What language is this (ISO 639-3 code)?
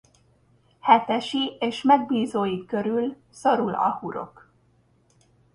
hun